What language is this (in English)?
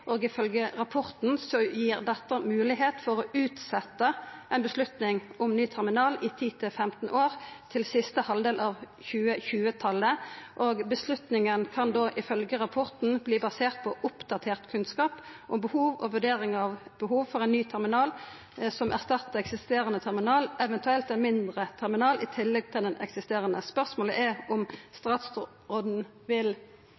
Norwegian Nynorsk